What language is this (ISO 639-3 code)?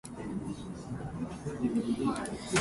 jpn